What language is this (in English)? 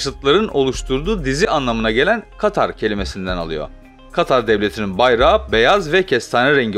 Turkish